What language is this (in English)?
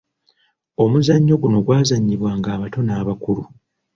Ganda